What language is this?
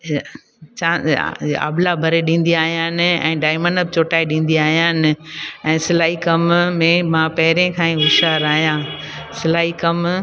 Sindhi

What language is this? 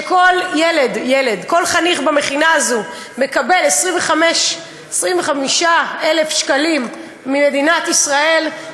Hebrew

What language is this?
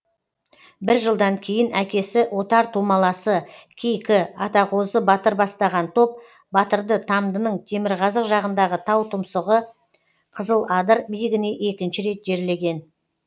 Kazakh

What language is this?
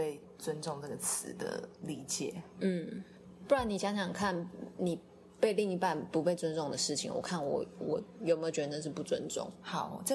Chinese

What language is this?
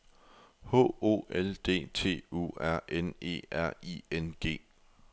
Danish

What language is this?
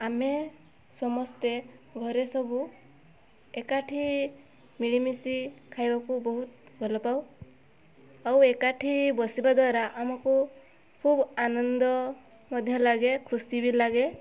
Odia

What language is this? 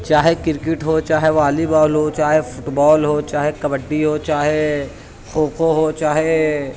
Urdu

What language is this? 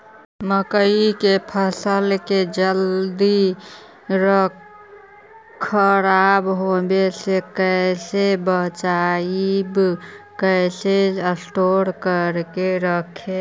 Magahi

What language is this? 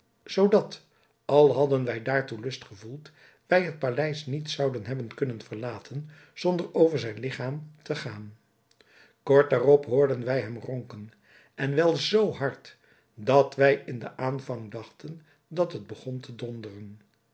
Dutch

